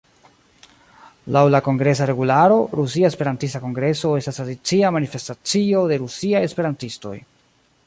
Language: Esperanto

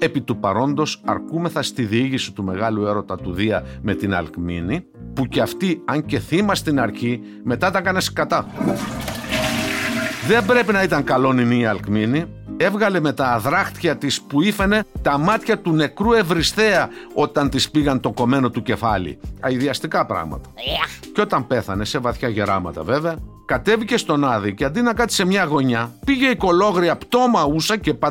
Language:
Greek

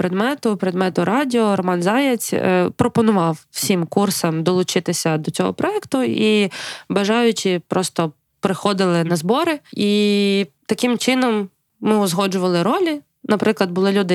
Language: Ukrainian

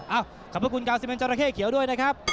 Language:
Thai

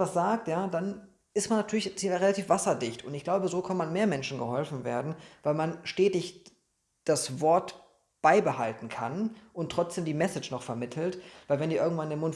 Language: German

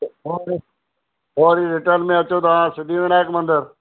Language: Sindhi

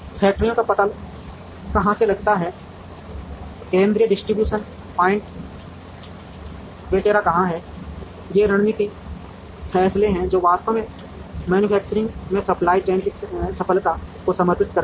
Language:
Hindi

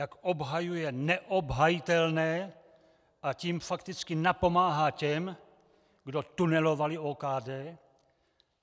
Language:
Czech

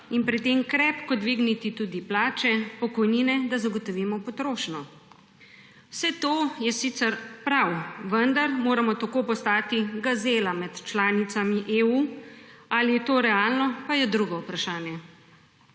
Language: Slovenian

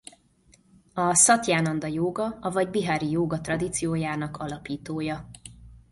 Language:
Hungarian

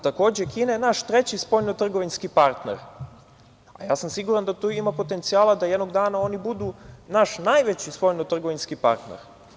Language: Serbian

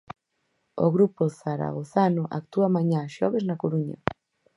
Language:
Galician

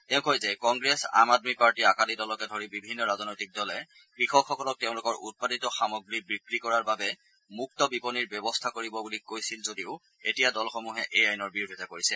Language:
Assamese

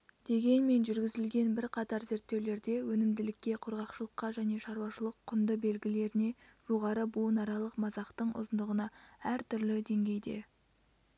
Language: Kazakh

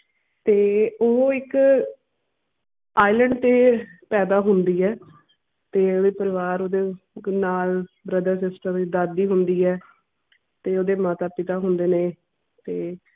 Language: Punjabi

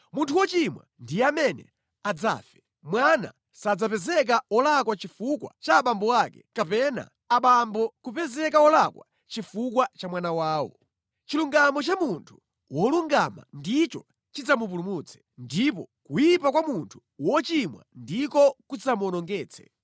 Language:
Nyanja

